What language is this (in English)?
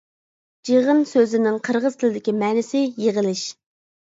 Uyghur